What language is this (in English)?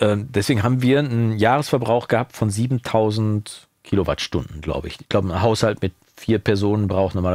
German